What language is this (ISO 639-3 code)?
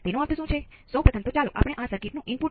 guj